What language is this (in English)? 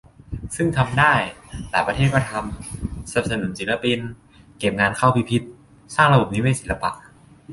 Thai